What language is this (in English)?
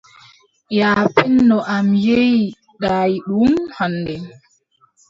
Adamawa Fulfulde